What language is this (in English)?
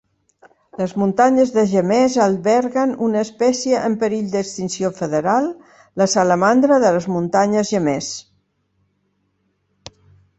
Catalan